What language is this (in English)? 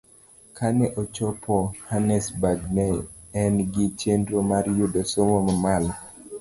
Luo (Kenya and Tanzania)